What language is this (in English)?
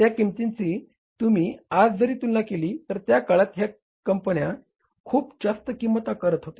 Marathi